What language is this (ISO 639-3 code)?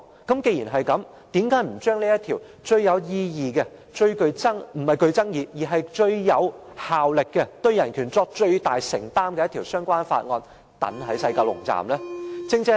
yue